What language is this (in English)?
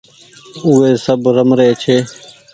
Goaria